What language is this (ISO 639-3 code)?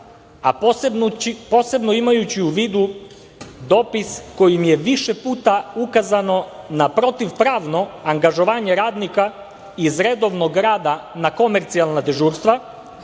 srp